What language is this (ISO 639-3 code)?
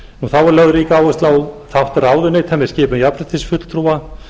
isl